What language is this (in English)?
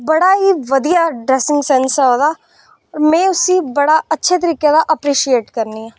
Dogri